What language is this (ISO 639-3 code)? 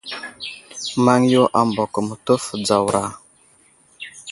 udl